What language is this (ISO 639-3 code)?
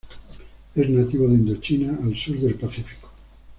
spa